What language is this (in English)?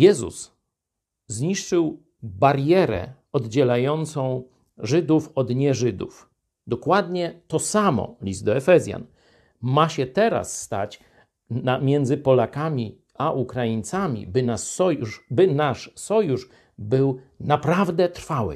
Polish